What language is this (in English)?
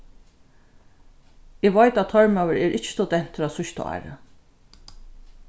Faroese